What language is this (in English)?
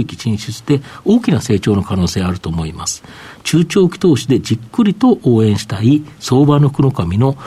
Japanese